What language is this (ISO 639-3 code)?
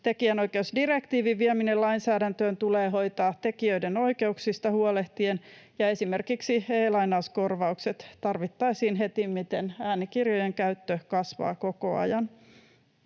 fin